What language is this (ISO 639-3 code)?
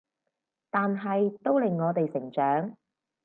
yue